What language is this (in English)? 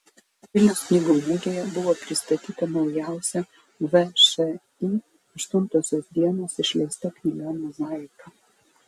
Lithuanian